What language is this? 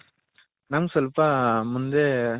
Kannada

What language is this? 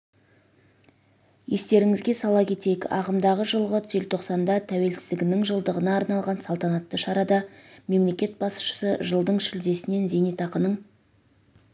Kazakh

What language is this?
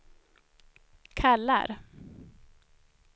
Swedish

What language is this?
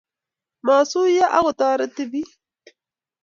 Kalenjin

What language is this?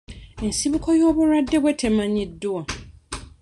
Ganda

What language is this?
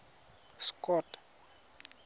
Tswana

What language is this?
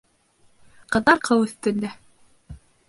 Bashkir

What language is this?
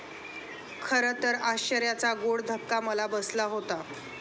Marathi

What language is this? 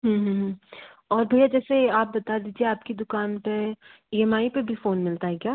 Hindi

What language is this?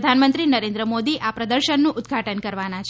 Gujarati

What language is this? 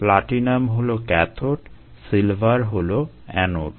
Bangla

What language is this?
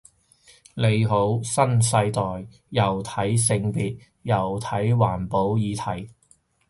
Cantonese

